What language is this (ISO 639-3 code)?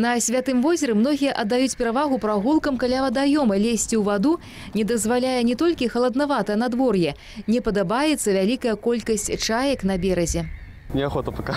rus